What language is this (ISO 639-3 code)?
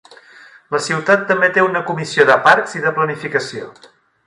cat